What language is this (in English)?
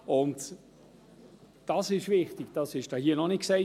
Swiss German